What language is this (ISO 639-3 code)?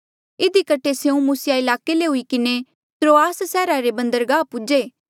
mjl